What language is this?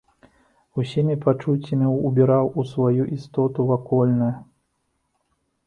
Belarusian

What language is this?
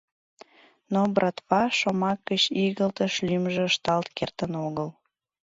Mari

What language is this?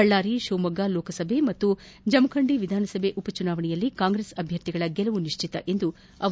Kannada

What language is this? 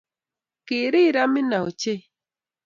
Kalenjin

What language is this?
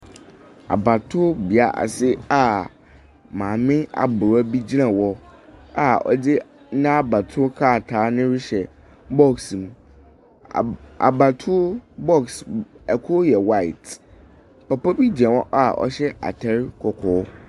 Akan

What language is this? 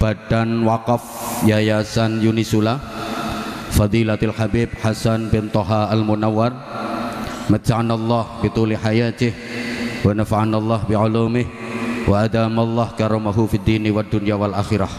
Indonesian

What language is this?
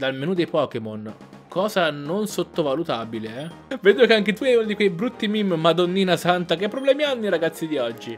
Italian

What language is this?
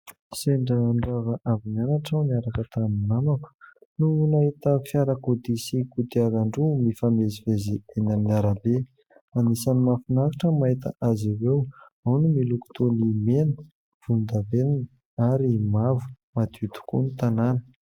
Malagasy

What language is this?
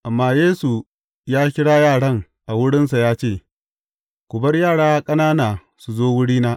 Hausa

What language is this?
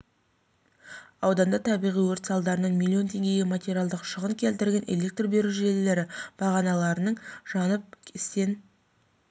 Kazakh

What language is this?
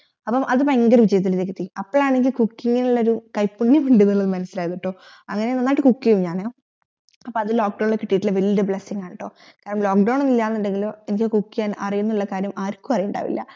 Malayalam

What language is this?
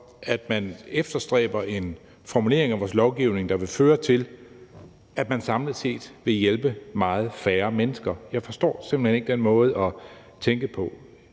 Danish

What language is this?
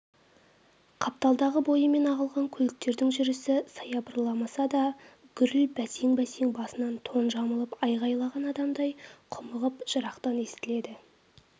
Kazakh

